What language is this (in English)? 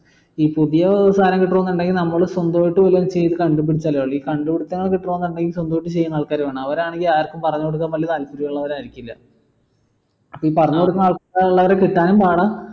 Malayalam